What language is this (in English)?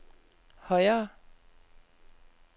Danish